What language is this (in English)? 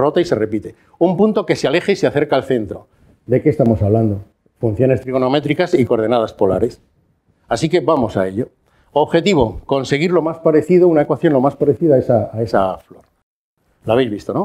Spanish